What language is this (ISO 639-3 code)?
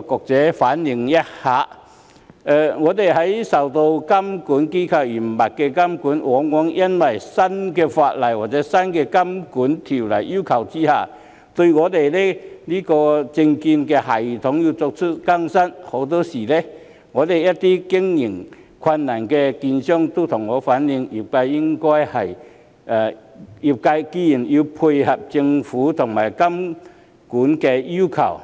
yue